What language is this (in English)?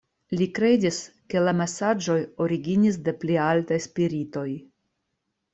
Esperanto